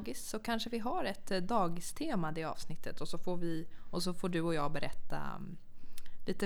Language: Swedish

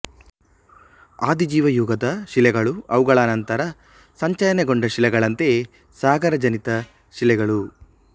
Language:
Kannada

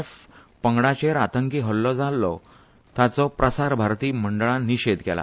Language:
Konkani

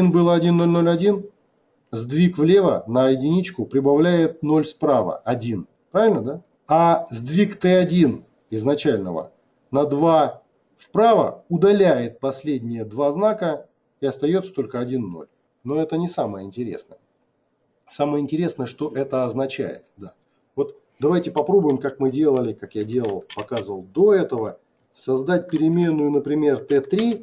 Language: Russian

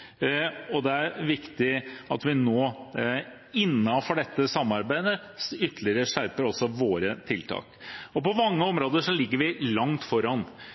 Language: Norwegian Bokmål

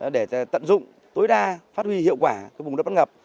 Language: Vietnamese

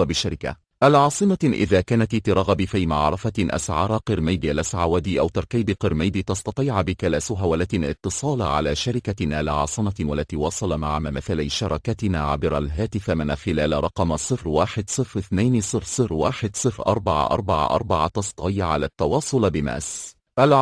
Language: Arabic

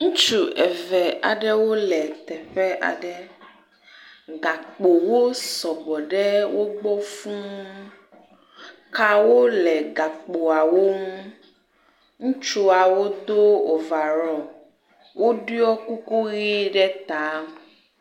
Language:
Ewe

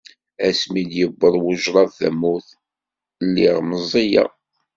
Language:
Kabyle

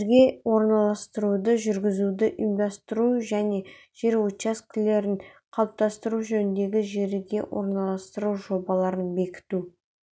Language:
Kazakh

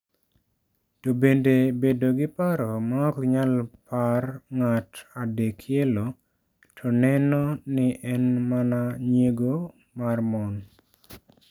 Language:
Luo (Kenya and Tanzania)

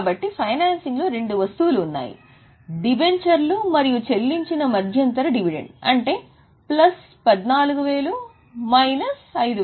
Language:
Telugu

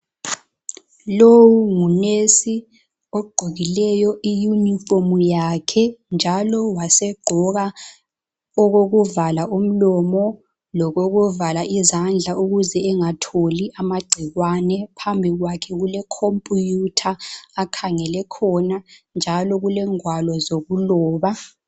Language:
North Ndebele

